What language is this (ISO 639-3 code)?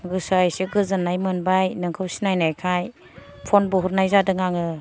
brx